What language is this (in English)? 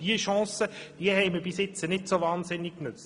Swiss German